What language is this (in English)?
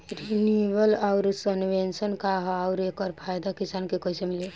Bhojpuri